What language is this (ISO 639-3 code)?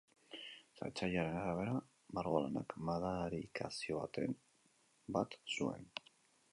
eus